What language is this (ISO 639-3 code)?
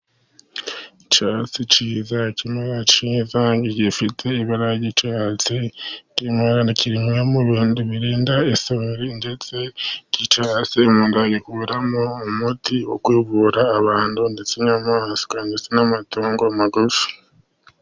kin